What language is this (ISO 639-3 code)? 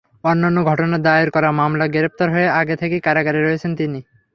ben